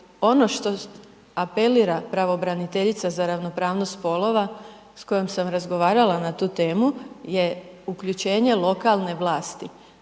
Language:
Croatian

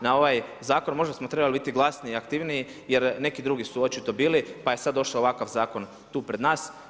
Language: Croatian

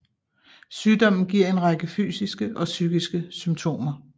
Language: Danish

